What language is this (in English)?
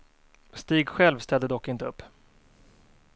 Swedish